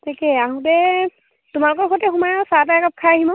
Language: Assamese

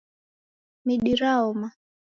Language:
Taita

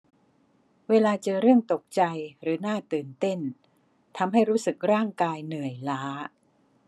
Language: Thai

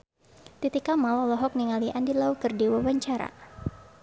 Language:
Sundanese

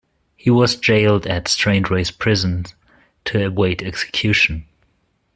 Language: English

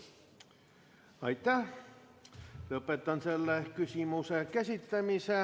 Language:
Estonian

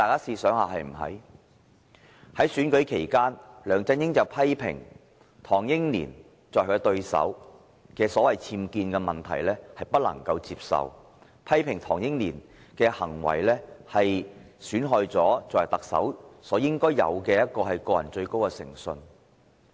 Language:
Cantonese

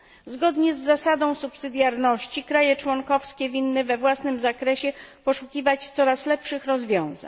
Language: Polish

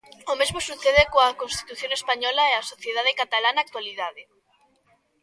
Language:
Galician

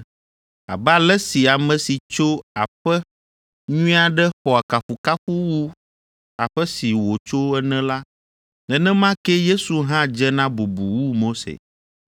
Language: Ewe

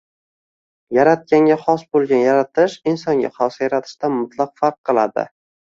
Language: Uzbek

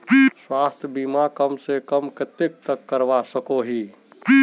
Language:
Magahi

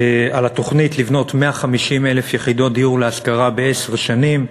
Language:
Hebrew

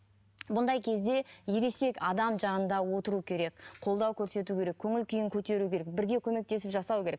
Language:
Kazakh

